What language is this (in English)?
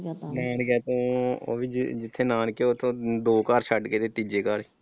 Punjabi